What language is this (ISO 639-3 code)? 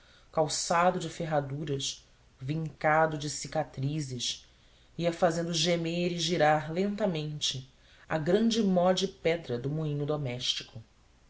por